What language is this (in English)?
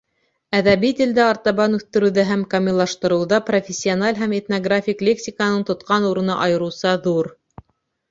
Bashkir